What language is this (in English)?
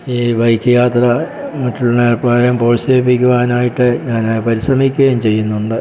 Malayalam